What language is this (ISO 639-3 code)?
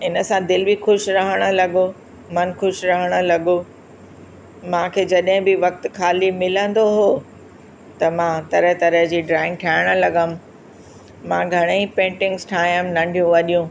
snd